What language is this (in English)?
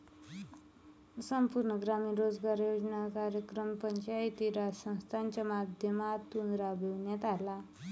Marathi